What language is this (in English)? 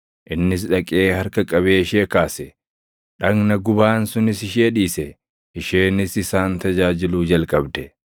Oromo